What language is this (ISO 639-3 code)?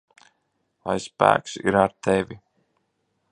lav